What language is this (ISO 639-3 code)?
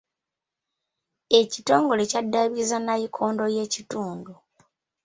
lug